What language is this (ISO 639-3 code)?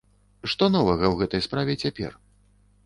bel